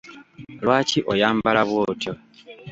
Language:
Ganda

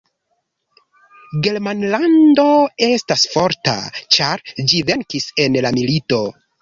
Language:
Esperanto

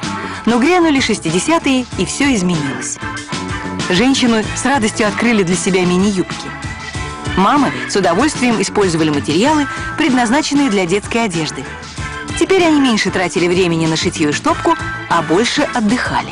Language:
Russian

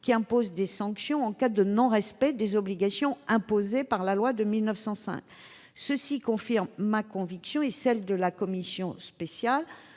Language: French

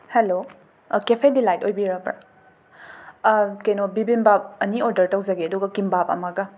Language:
Manipuri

